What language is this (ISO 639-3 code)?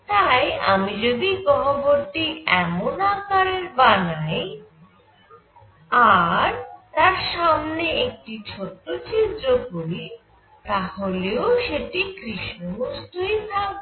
ben